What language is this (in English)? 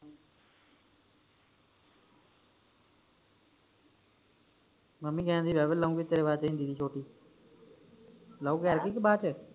Punjabi